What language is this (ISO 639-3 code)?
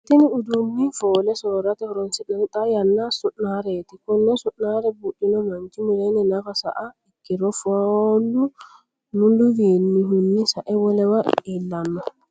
sid